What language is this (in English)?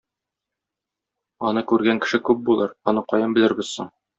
Tatar